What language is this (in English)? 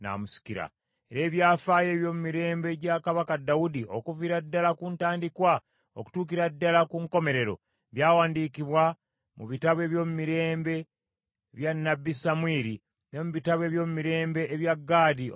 Ganda